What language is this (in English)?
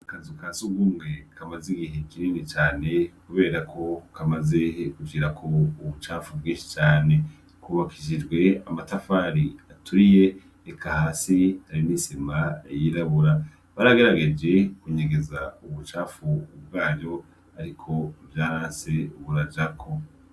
Rundi